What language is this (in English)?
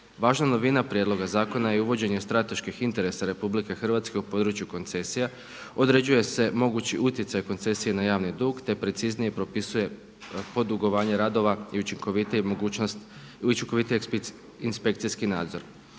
Croatian